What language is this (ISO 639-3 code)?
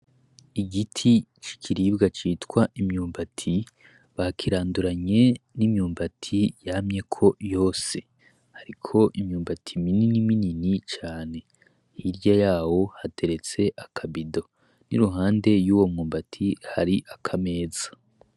run